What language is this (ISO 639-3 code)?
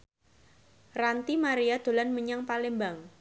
jav